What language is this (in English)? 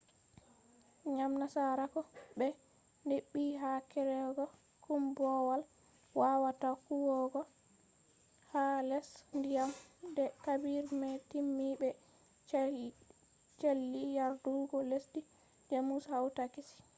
Fula